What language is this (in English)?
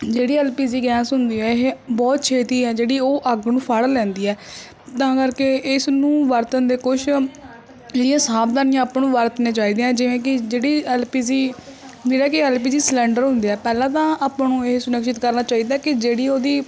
Punjabi